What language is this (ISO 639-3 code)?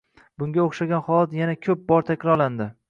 uzb